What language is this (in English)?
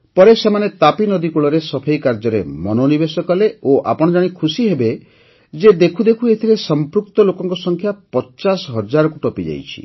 Odia